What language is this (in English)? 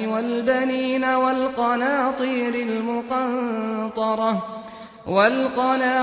Arabic